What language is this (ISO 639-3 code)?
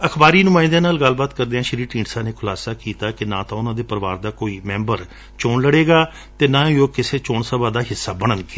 pan